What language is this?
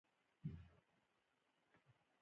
Pashto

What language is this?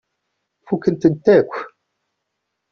Kabyle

